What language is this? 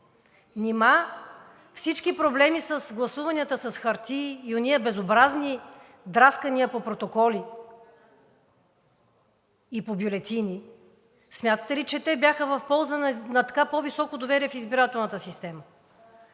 Bulgarian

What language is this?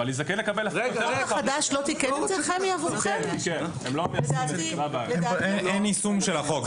Hebrew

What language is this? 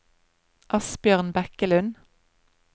Norwegian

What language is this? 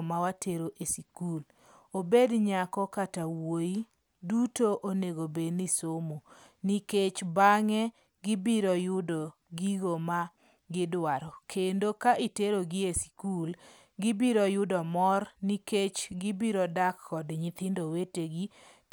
Luo (Kenya and Tanzania)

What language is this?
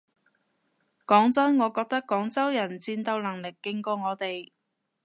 Cantonese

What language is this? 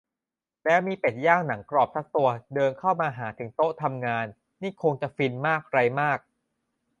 Thai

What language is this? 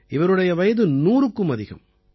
Tamil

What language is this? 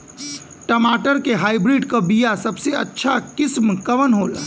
Bhojpuri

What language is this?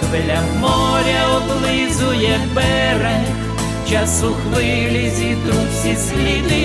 Ukrainian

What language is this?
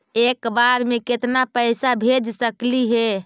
Magahi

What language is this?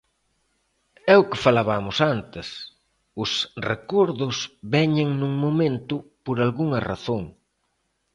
Galician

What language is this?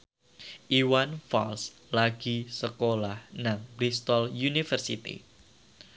Javanese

